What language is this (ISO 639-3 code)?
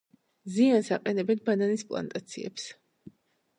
kat